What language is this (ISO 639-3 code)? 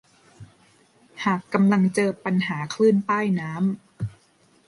tha